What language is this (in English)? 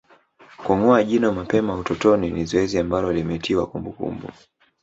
Swahili